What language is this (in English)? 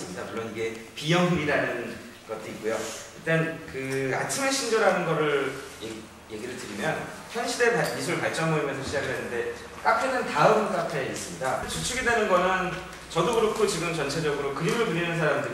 Korean